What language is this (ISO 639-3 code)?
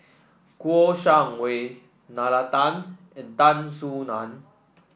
eng